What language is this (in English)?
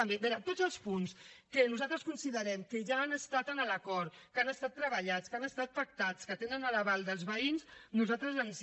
Catalan